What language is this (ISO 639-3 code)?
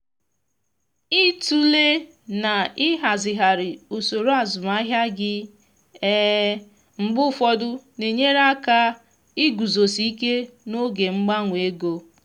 ibo